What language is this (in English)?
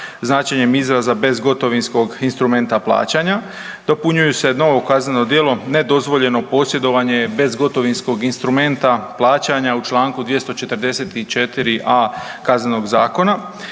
Croatian